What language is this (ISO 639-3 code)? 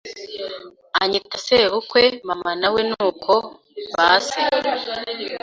kin